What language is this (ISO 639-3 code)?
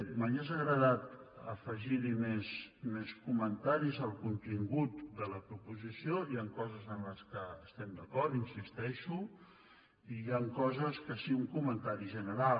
cat